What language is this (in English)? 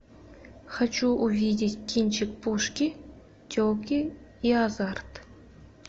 Russian